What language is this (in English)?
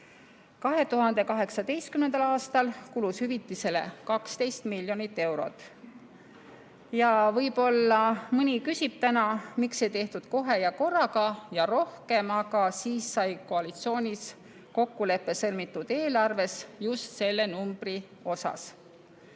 Estonian